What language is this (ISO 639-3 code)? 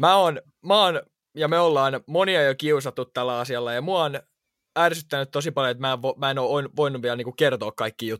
fin